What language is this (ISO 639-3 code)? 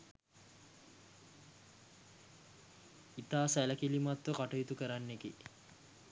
sin